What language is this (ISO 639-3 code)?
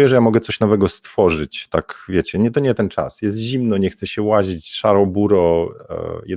pol